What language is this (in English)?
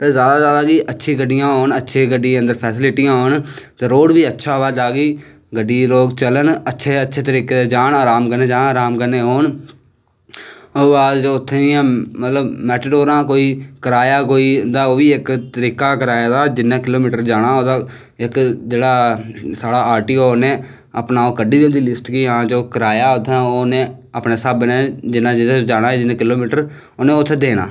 Dogri